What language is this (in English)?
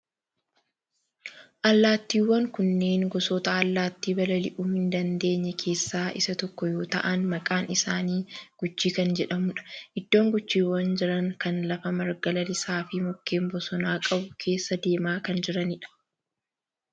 Oromo